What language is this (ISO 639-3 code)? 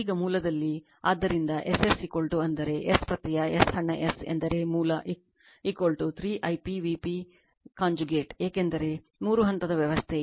kan